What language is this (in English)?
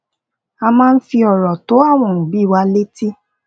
Yoruba